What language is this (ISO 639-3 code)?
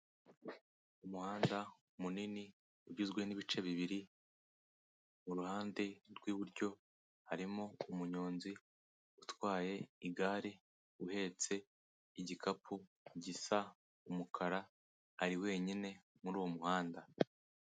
kin